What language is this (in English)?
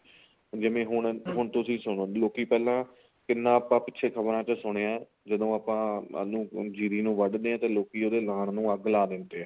Punjabi